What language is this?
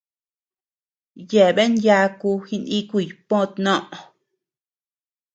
Tepeuxila Cuicatec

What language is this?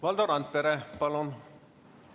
Estonian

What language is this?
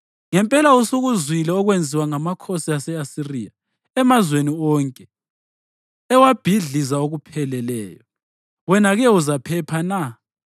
North Ndebele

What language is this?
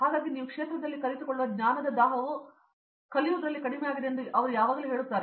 Kannada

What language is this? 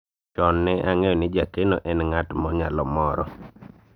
Luo (Kenya and Tanzania)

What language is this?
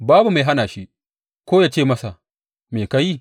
Hausa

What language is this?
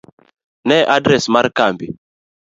Luo (Kenya and Tanzania)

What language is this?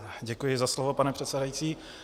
Czech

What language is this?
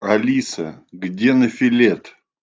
Russian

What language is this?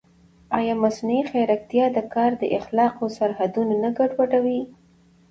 Pashto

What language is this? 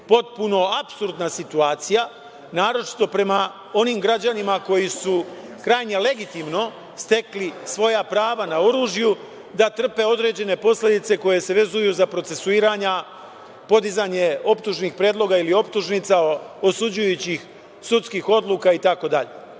Serbian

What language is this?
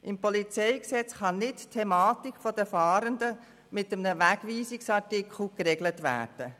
Swiss German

